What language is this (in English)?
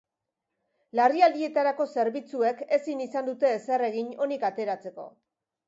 Basque